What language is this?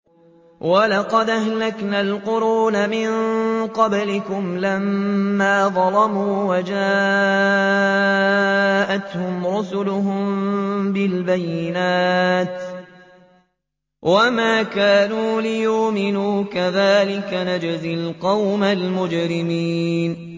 Arabic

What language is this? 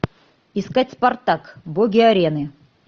Russian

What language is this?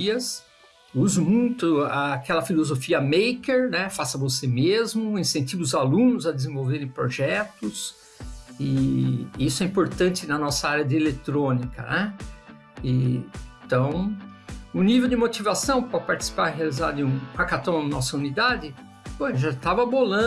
Portuguese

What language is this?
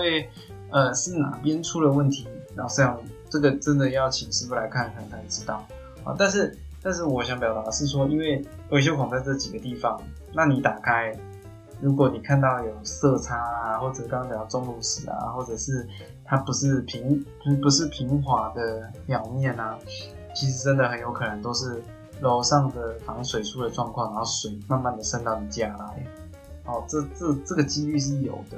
Chinese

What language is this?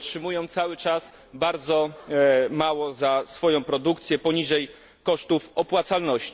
Polish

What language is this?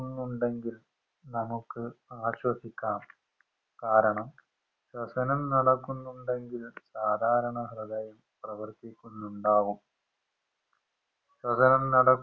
Malayalam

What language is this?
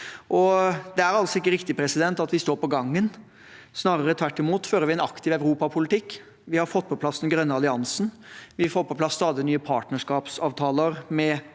Norwegian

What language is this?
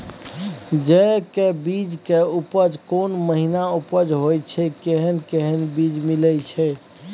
Maithili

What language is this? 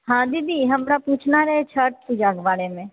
Maithili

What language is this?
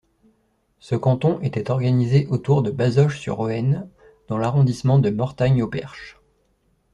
French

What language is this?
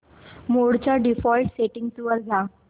Marathi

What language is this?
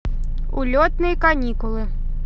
Russian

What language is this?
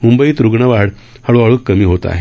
Marathi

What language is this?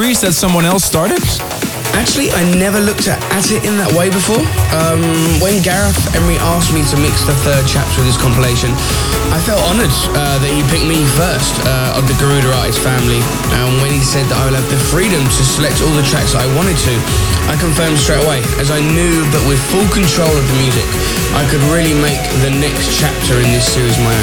English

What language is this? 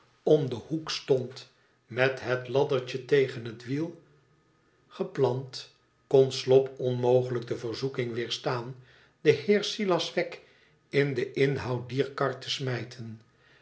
Dutch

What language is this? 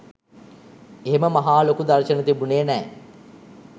Sinhala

